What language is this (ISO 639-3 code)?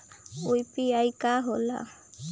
bho